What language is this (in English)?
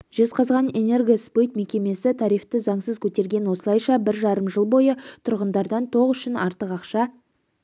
Kazakh